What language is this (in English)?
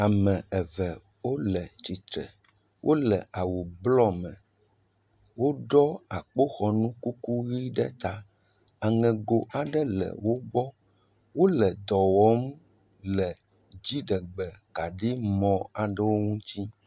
Ewe